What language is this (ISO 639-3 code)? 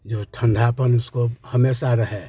hin